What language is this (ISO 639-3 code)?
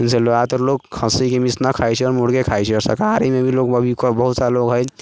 mai